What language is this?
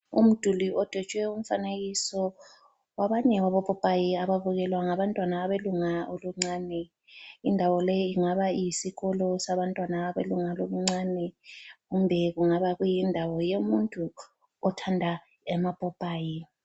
North Ndebele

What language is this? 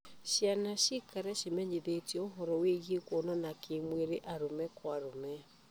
Kikuyu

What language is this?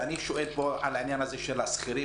Hebrew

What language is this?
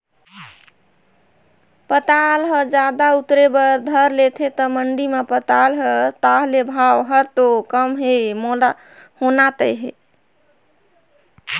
Chhattisgarhi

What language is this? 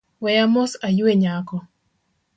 Luo (Kenya and Tanzania)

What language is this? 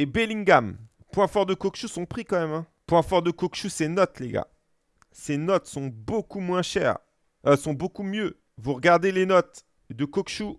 French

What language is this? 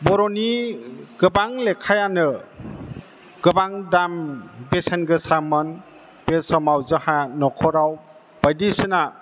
Bodo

